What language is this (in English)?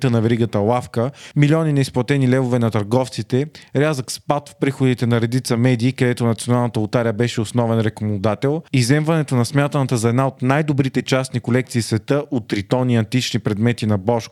Bulgarian